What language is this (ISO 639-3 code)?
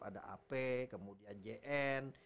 ind